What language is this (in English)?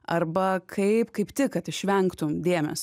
Lithuanian